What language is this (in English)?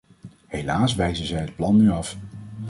Dutch